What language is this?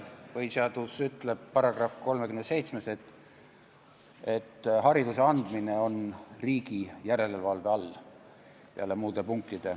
Estonian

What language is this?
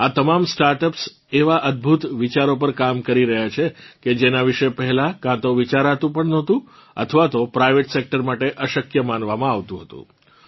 Gujarati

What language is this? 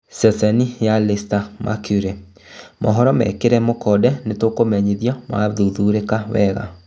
Kikuyu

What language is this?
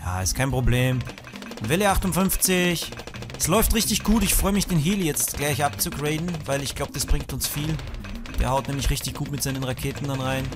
German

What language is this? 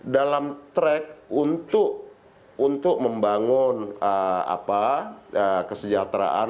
Indonesian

